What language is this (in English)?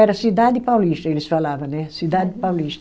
Portuguese